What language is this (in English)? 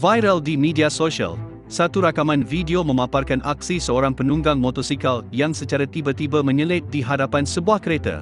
Malay